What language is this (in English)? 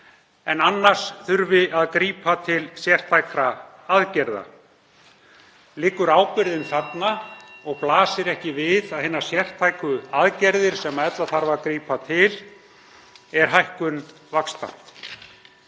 Icelandic